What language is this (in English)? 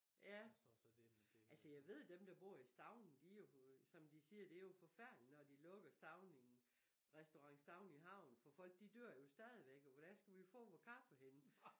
Danish